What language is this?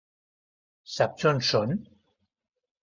Catalan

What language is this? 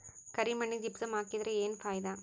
Kannada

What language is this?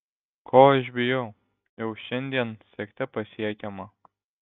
Lithuanian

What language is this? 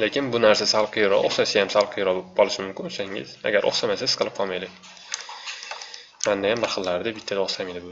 Turkish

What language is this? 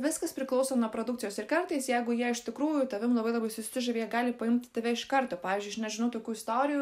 Lithuanian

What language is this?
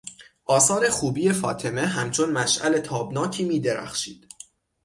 Persian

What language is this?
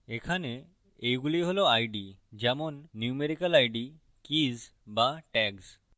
Bangla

